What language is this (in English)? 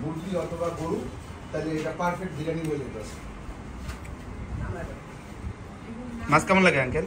Arabic